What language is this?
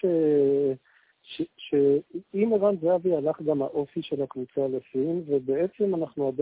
Hebrew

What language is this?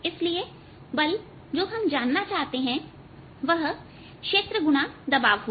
Hindi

